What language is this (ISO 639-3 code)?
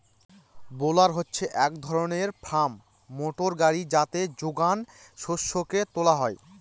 ben